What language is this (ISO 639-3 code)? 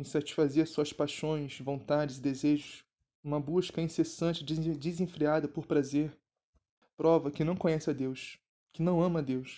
por